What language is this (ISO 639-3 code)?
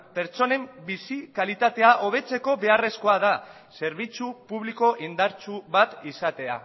eus